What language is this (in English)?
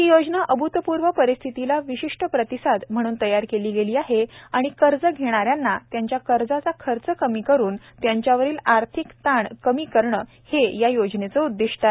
Marathi